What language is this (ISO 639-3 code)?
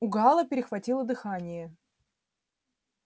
rus